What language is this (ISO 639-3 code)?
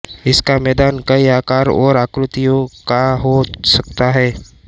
hin